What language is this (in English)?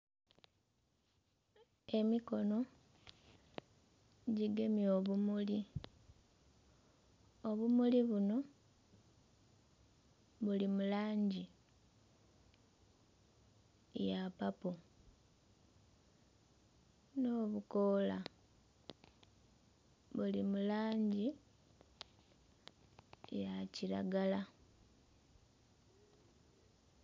Soga